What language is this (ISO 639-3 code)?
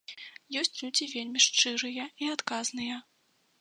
bel